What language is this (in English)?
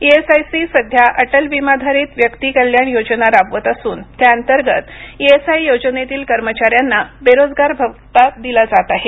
Marathi